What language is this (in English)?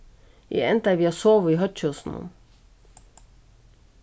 Faroese